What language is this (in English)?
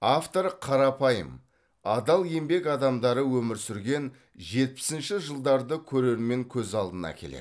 Kazakh